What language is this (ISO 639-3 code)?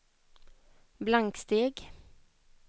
swe